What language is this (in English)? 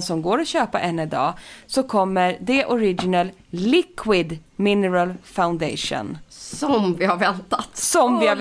Swedish